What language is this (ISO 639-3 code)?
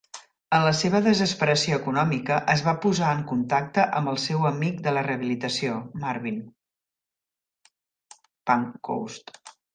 cat